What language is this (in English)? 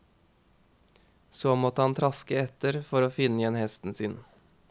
Norwegian